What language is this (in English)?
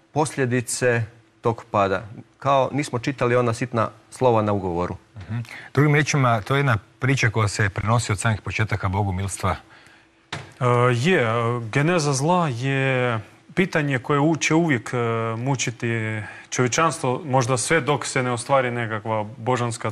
Croatian